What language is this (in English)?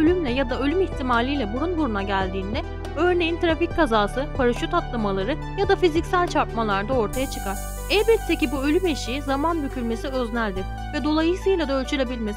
Turkish